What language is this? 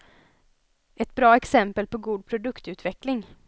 Swedish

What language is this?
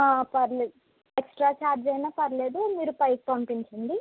Telugu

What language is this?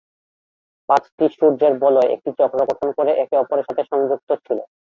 Bangla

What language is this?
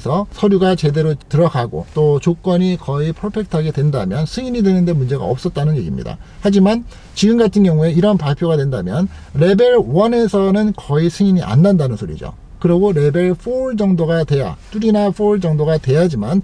Korean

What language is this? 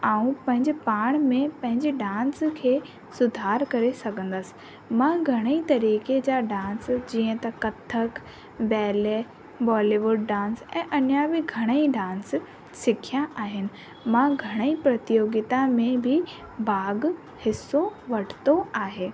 Sindhi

